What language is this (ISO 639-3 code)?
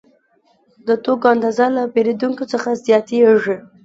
pus